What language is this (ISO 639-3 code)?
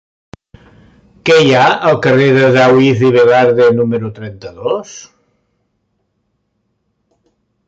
cat